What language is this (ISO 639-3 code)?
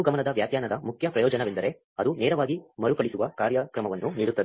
kan